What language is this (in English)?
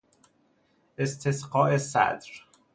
Persian